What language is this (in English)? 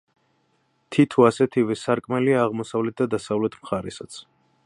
Georgian